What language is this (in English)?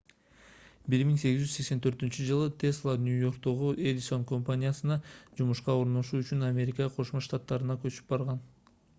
Kyrgyz